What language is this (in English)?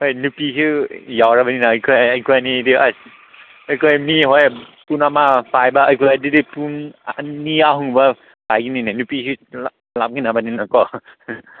Manipuri